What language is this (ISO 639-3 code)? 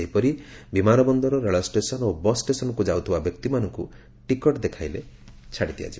ori